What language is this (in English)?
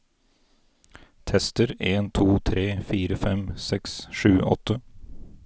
Norwegian